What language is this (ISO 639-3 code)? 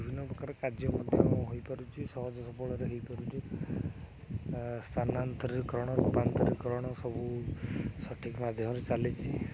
ori